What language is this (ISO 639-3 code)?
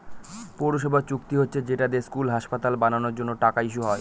ben